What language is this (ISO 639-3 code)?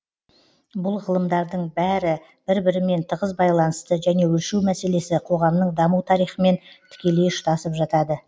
kaz